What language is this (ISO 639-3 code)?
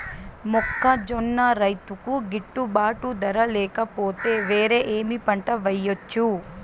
tel